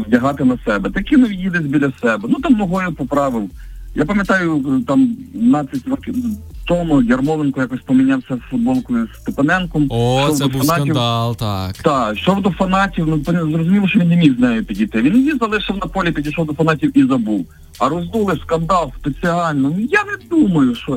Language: Ukrainian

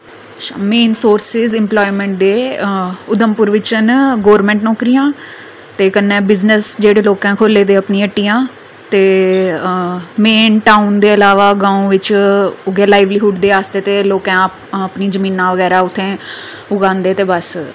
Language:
Dogri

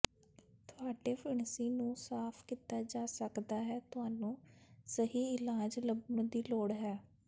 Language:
Punjabi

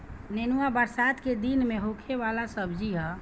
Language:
Bhojpuri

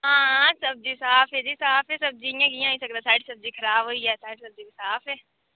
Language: Dogri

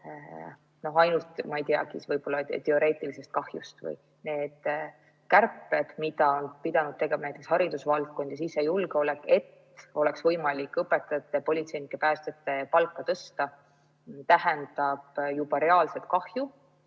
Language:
Estonian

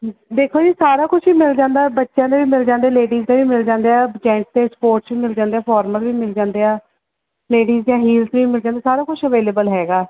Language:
Punjabi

